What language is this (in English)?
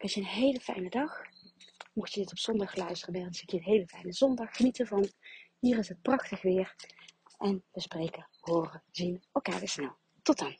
Dutch